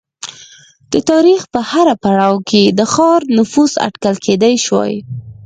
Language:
Pashto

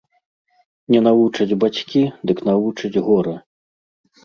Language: Belarusian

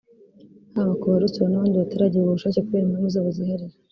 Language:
Kinyarwanda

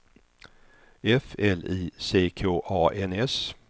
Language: Swedish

